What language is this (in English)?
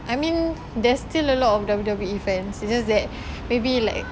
English